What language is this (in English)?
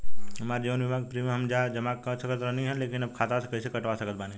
Bhojpuri